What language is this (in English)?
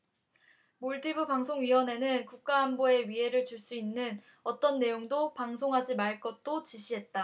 Korean